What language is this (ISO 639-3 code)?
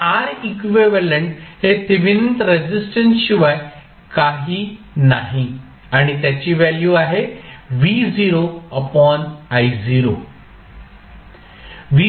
mar